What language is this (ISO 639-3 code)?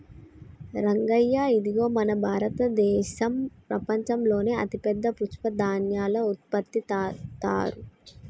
tel